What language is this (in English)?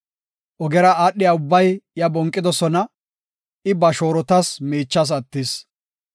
Gofa